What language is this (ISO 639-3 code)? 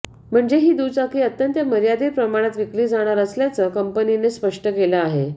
mar